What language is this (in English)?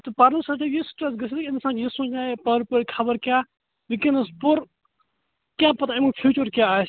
Kashmiri